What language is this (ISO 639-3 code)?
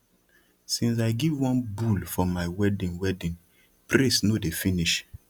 pcm